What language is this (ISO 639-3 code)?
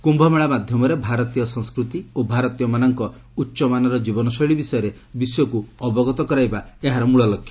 ori